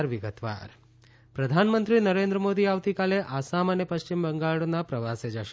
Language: Gujarati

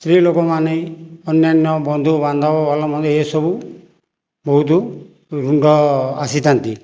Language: Odia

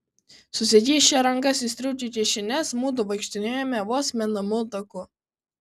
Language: Lithuanian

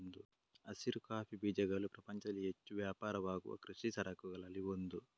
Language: Kannada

